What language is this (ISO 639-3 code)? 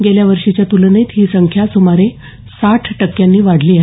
mar